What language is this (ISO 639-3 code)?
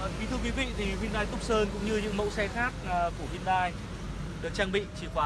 vie